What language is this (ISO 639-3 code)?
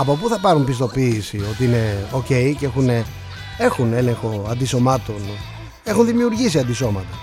ell